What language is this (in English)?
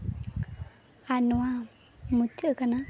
Santali